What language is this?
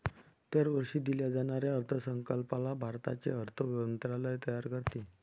Marathi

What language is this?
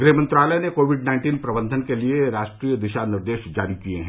Hindi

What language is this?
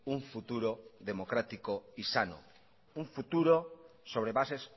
Spanish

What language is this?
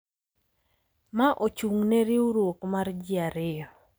Luo (Kenya and Tanzania)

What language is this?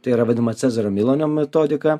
Lithuanian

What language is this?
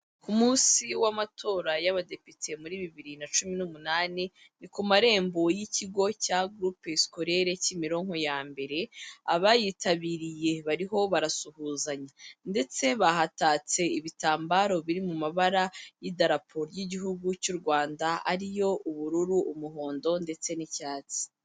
Kinyarwanda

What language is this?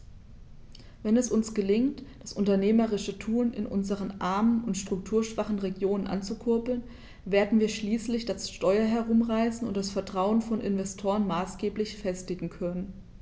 German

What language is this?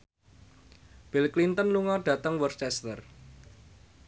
Javanese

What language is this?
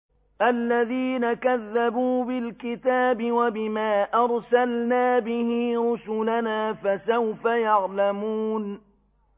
Arabic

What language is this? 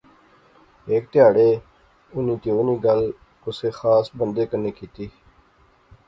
Pahari-Potwari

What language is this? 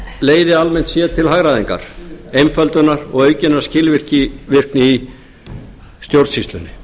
Icelandic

